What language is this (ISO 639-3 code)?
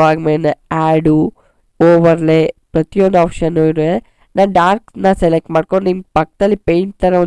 kan